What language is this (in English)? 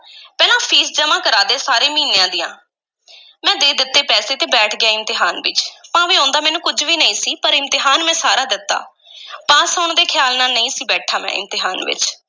Punjabi